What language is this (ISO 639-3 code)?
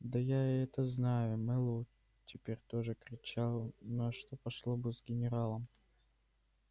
rus